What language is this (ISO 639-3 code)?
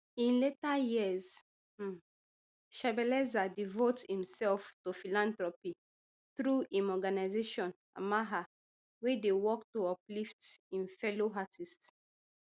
pcm